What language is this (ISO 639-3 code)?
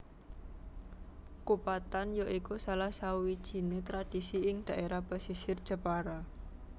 jav